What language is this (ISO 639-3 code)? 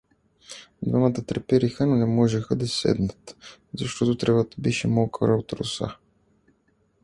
bul